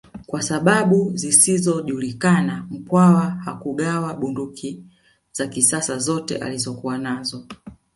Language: Swahili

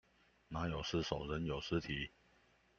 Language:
Chinese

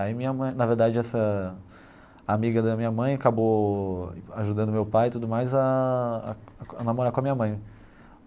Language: Portuguese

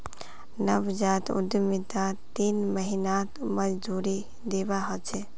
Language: Magahi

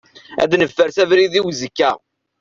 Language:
Kabyle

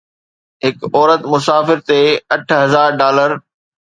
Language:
Sindhi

